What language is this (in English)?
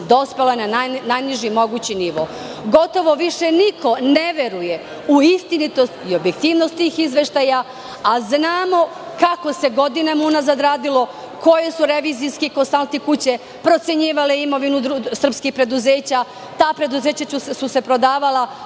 Serbian